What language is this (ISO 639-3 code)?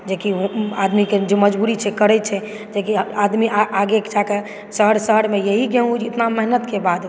mai